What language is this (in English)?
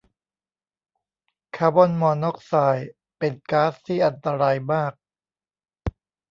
Thai